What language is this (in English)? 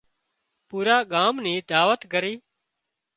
Wadiyara Koli